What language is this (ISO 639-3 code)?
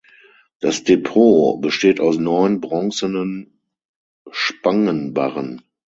deu